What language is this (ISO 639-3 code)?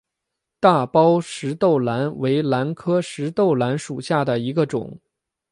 zho